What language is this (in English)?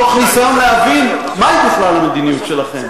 Hebrew